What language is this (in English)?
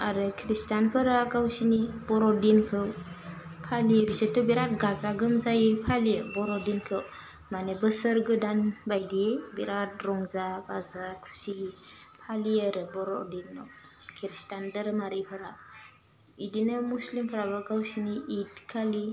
Bodo